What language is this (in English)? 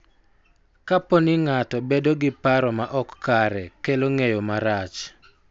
Luo (Kenya and Tanzania)